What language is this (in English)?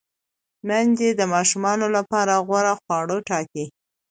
Pashto